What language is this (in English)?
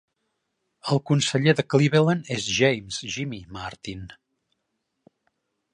Catalan